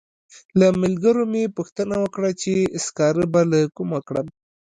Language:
Pashto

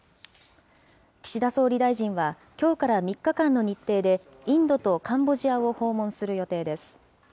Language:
Japanese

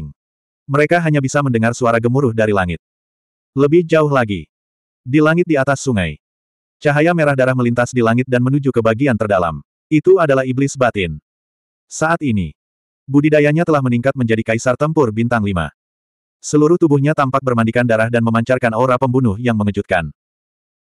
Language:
Indonesian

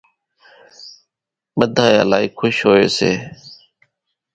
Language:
Kachi Koli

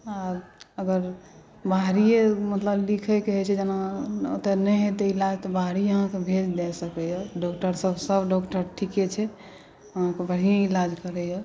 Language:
Maithili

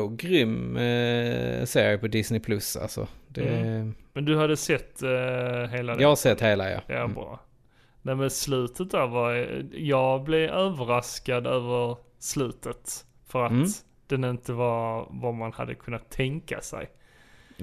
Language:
Swedish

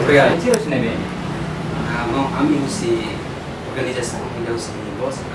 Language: Indonesian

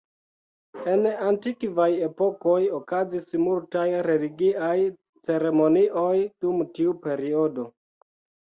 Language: Esperanto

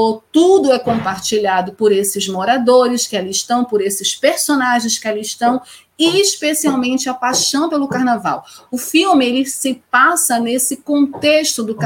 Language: Portuguese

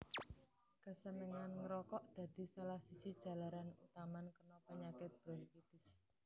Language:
Javanese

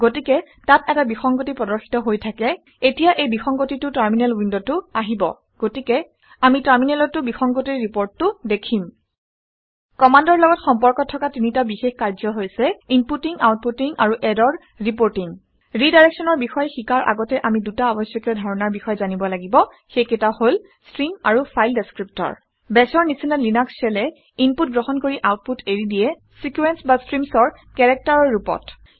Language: Assamese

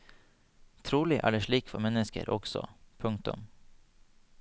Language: Norwegian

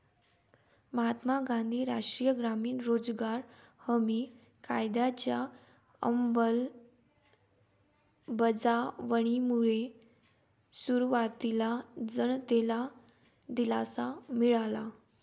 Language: Marathi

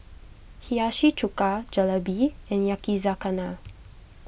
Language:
English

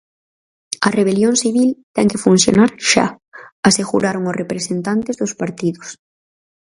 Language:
Galician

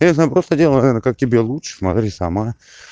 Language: Russian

